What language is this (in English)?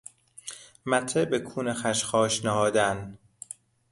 Persian